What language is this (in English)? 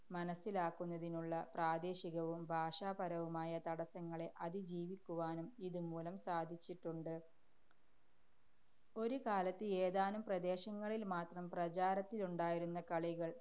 Malayalam